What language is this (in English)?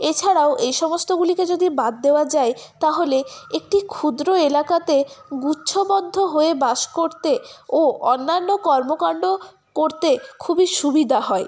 Bangla